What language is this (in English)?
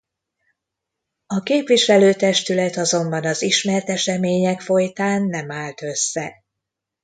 Hungarian